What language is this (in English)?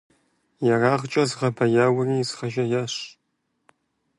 Kabardian